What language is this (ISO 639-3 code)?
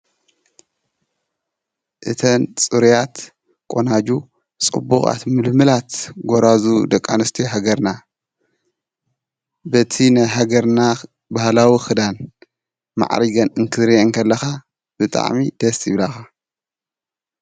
tir